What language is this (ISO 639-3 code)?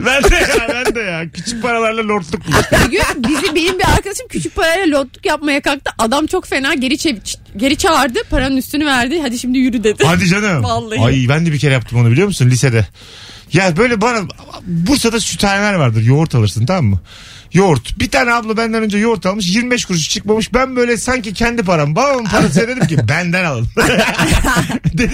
tur